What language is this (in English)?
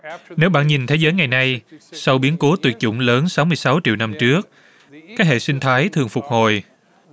Vietnamese